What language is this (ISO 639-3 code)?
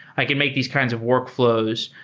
eng